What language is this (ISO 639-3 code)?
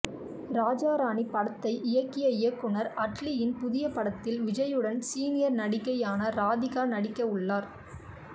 tam